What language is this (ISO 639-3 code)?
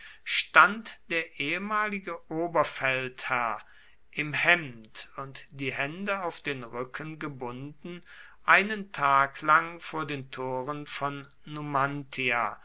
deu